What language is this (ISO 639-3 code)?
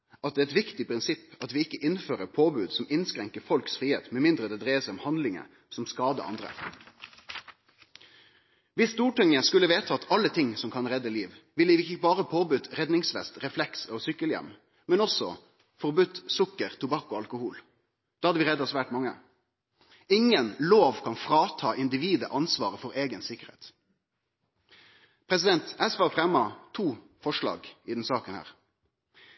nno